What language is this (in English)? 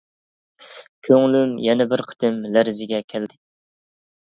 Uyghur